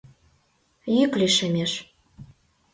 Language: Mari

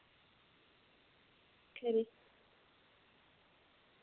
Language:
Dogri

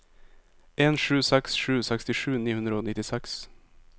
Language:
Norwegian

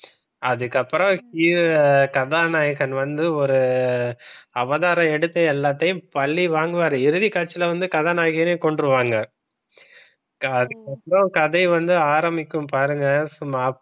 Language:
Tamil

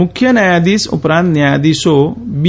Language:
Gujarati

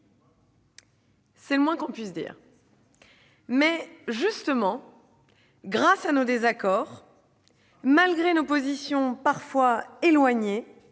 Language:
French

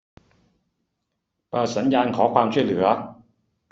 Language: Thai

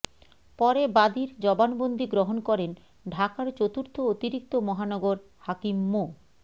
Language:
Bangla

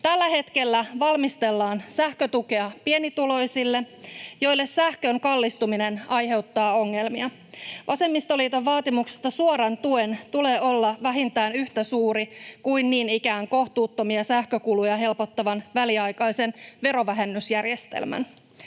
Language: Finnish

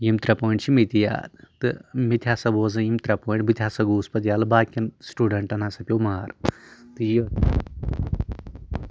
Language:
Kashmiri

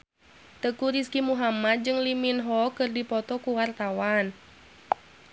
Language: Sundanese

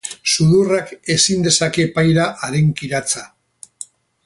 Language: Basque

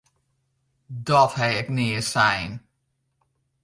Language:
Western Frisian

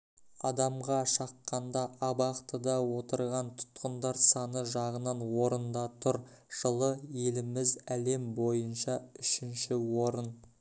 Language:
Kazakh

